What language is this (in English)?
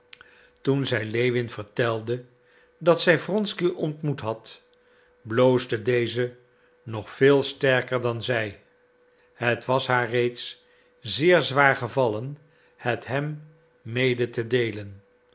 Dutch